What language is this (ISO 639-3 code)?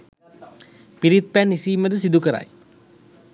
sin